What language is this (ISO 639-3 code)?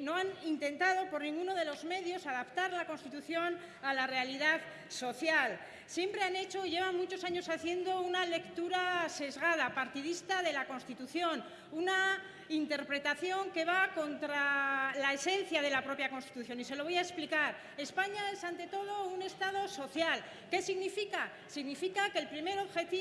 spa